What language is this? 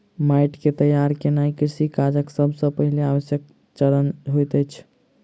Maithili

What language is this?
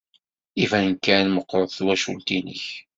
Kabyle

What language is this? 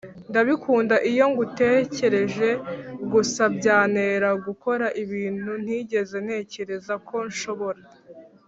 Kinyarwanda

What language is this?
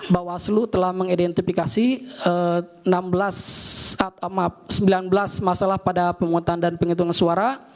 Indonesian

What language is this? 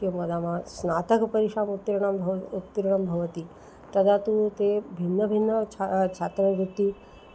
Sanskrit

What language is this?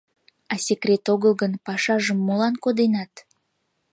Mari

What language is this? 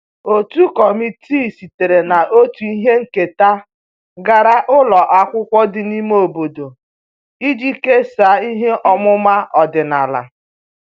Igbo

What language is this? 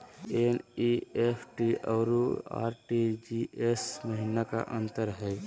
Magahi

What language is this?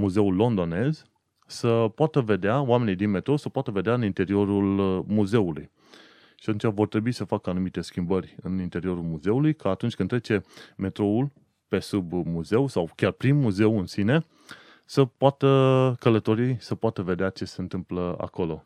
Romanian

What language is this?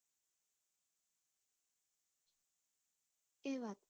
Gujarati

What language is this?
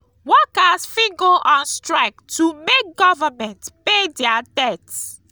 Nigerian Pidgin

